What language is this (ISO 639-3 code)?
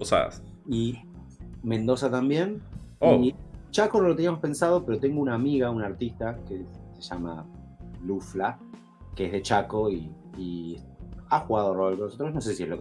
spa